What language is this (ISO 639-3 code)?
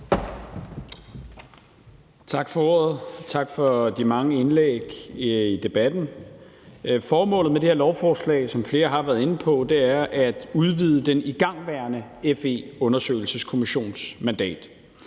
dan